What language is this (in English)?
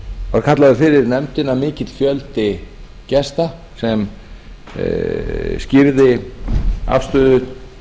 Icelandic